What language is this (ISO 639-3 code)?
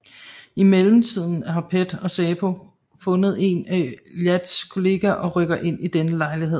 dan